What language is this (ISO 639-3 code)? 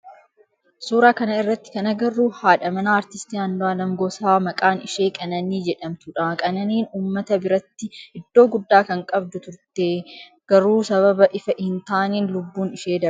orm